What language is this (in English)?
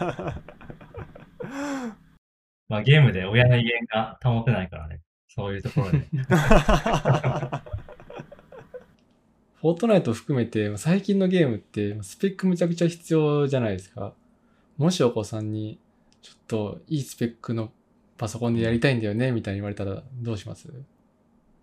Japanese